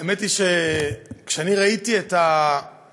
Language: Hebrew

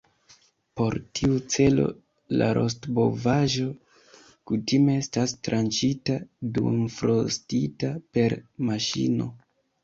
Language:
Esperanto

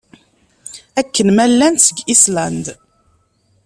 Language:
Kabyle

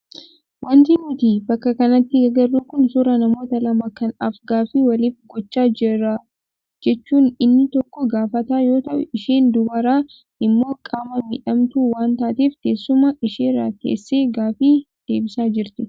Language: Oromo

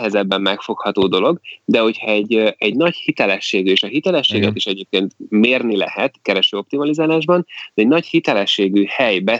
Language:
Hungarian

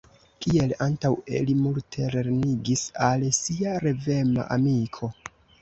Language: Esperanto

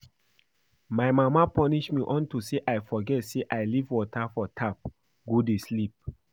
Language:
Nigerian Pidgin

